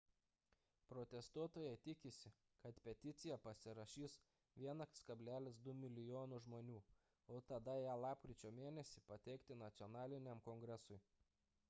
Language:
Lithuanian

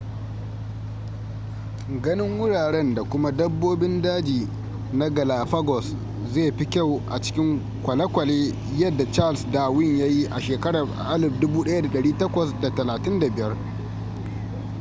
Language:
Hausa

